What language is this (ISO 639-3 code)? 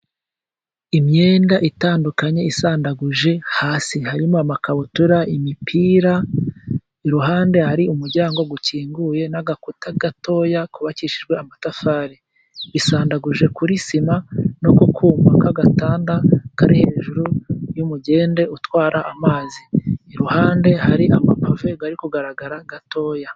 kin